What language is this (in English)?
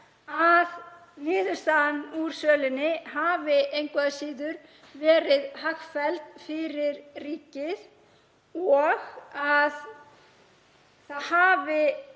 Icelandic